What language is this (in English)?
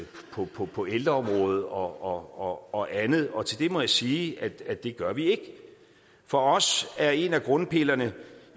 Danish